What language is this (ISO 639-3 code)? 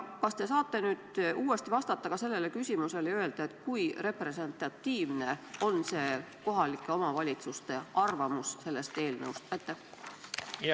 est